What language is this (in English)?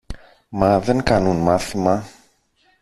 Greek